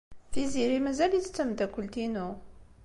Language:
Kabyle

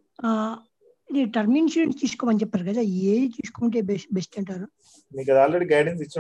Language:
Telugu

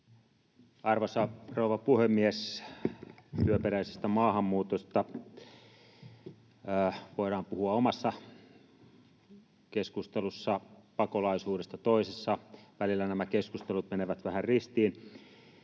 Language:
Finnish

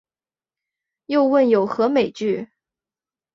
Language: Chinese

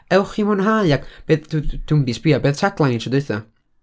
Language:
Welsh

